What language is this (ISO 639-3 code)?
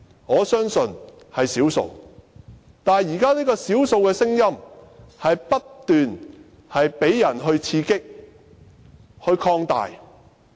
yue